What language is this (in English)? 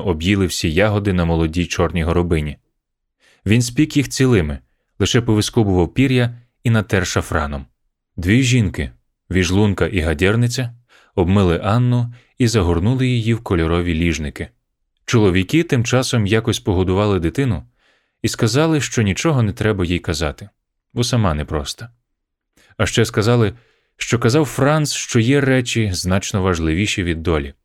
Ukrainian